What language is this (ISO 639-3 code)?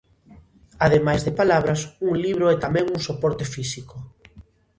glg